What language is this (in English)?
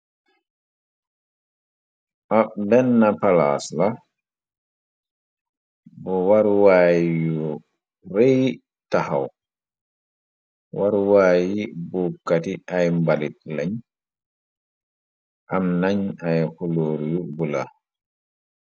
Wolof